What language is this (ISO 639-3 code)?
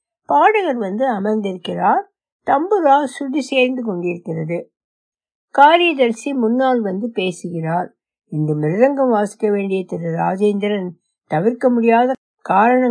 tam